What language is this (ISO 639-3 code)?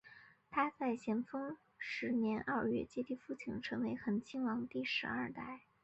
zho